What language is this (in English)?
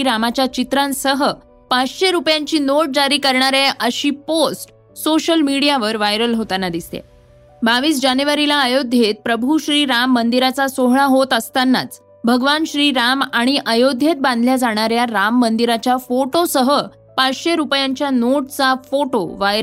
Marathi